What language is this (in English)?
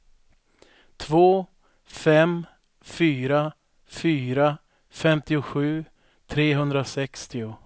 Swedish